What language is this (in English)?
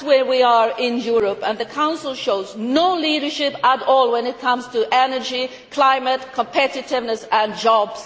English